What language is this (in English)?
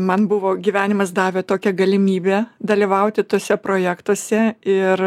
Lithuanian